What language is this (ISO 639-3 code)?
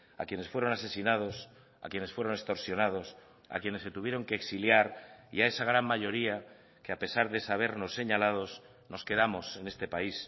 spa